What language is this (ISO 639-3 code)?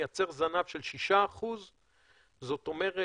heb